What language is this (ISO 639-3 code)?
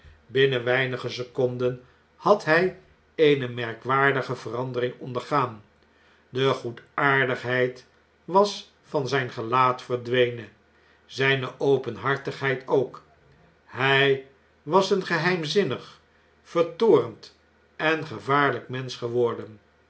nld